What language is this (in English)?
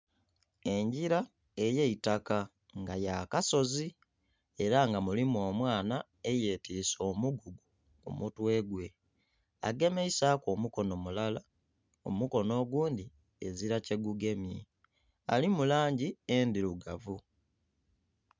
Soga